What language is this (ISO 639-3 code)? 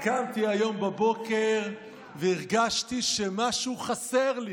heb